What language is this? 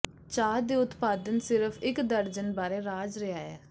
Punjabi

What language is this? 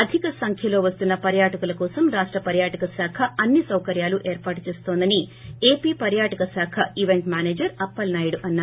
Telugu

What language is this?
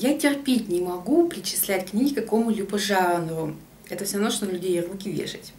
Russian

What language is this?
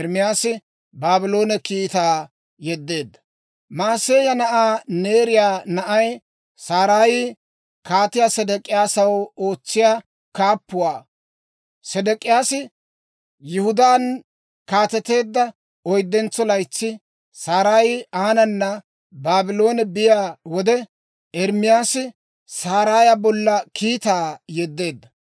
Dawro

